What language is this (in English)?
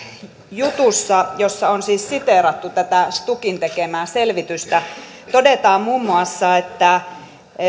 Finnish